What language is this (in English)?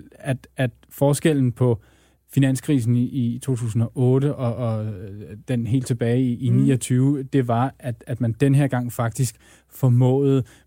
Danish